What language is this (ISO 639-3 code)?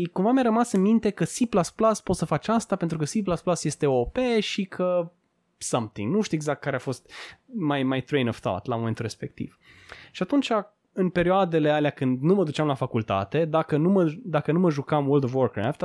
ron